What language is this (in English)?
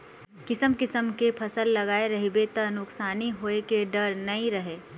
Chhattisgarhi